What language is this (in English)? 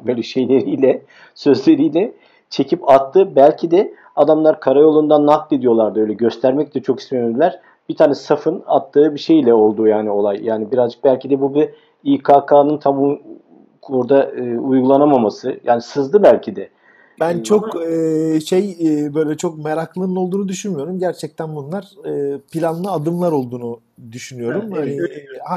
Turkish